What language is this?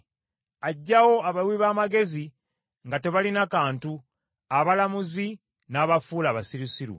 Ganda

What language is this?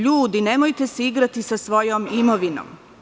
Serbian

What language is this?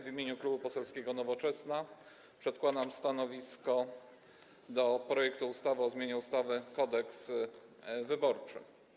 Polish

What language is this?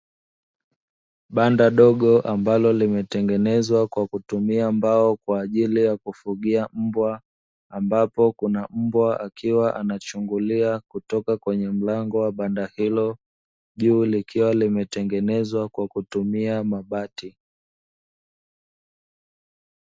Swahili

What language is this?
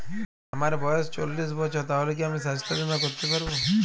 Bangla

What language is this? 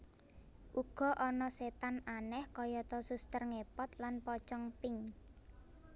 Javanese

